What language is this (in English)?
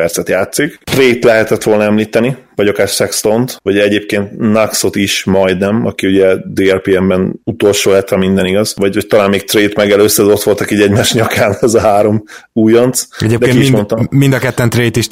Hungarian